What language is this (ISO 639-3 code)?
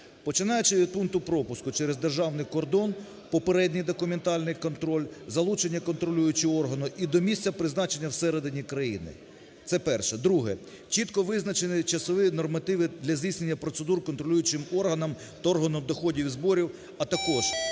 ukr